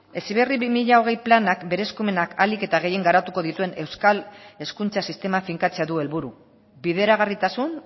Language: Basque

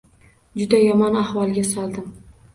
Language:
Uzbek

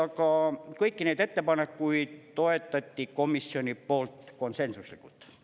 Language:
Estonian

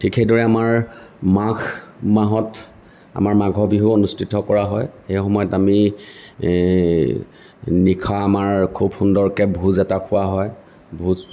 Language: Assamese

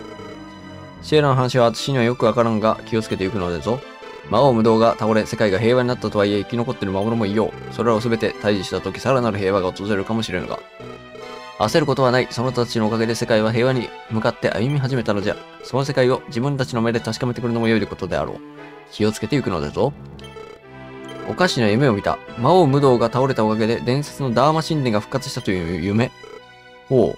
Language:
Japanese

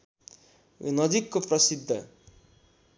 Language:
Nepali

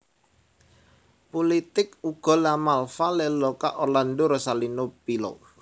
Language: Javanese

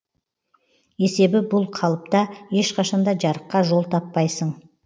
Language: Kazakh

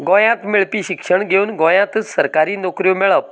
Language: Konkani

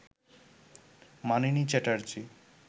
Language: Bangla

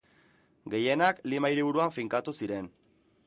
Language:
Basque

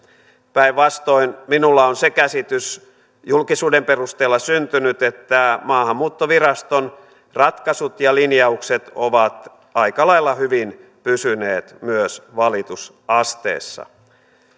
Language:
Finnish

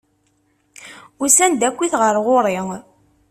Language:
Kabyle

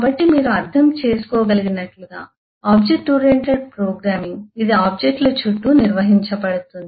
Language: Telugu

